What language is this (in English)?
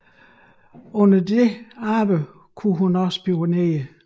Danish